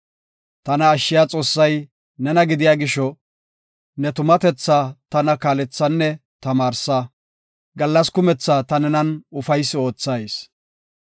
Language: Gofa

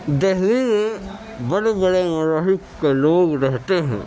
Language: Urdu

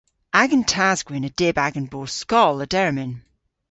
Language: Cornish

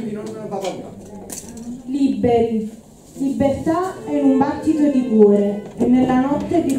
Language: Italian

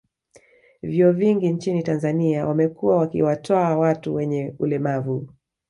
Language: Swahili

